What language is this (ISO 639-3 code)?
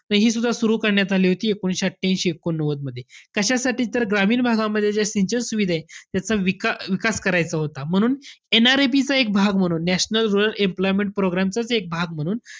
mar